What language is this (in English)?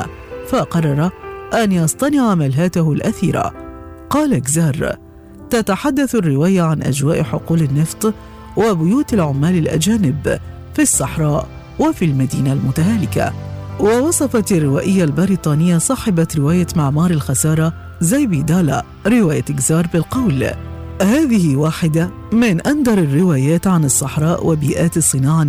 Arabic